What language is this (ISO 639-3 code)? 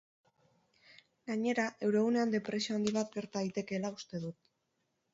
eus